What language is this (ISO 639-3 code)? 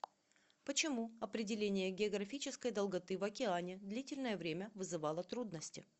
rus